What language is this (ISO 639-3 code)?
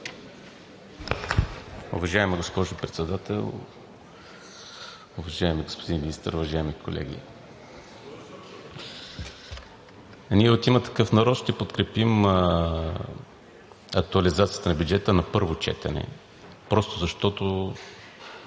bul